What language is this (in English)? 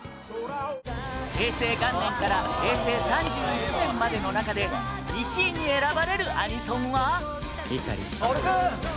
Japanese